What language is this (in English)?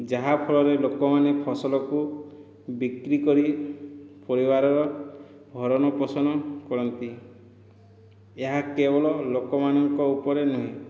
Odia